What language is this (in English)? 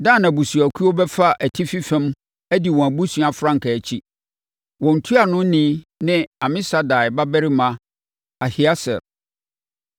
Akan